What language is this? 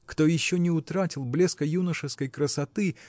Russian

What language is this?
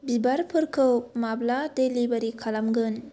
Bodo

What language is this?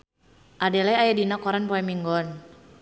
Sundanese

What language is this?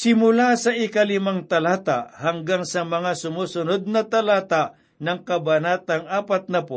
Filipino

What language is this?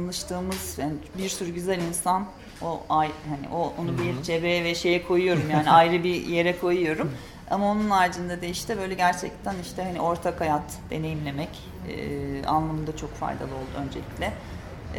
Turkish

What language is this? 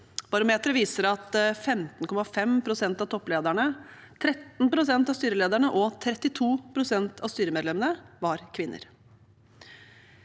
Norwegian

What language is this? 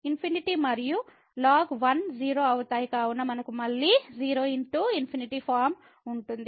Telugu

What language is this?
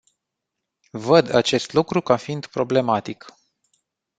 Romanian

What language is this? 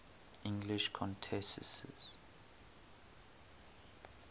English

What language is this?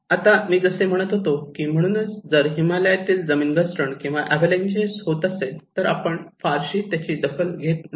Marathi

